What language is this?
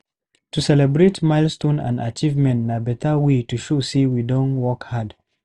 Nigerian Pidgin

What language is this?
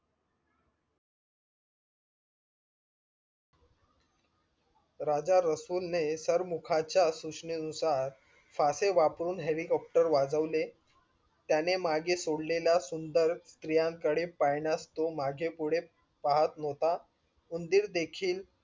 Marathi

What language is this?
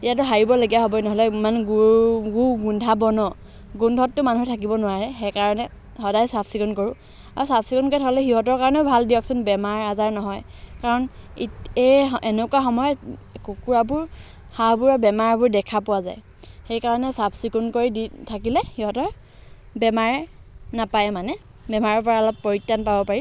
Assamese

